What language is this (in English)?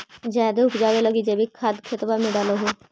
Magahi